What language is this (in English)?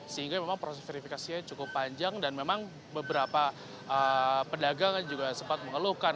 Indonesian